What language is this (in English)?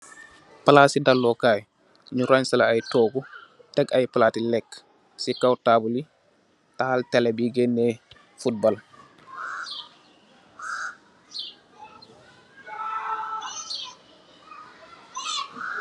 Wolof